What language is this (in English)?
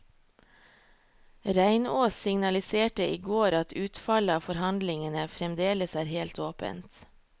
Norwegian